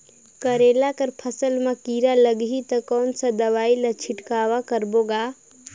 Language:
Chhattisgarhi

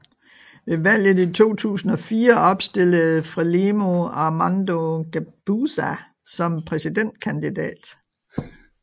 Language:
Danish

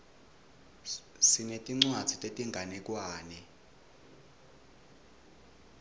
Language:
Swati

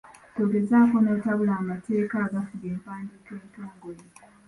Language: Ganda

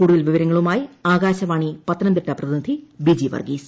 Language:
Malayalam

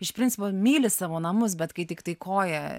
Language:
Lithuanian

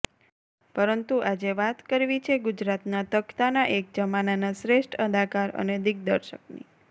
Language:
Gujarati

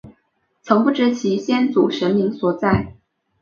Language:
Chinese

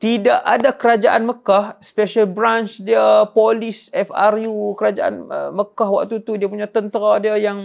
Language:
Malay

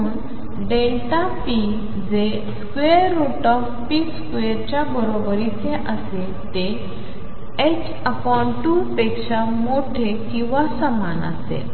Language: Marathi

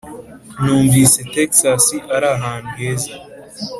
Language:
Kinyarwanda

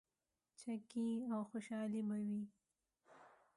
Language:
Pashto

